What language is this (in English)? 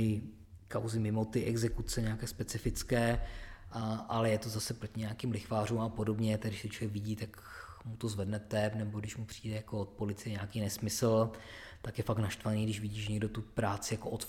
Czech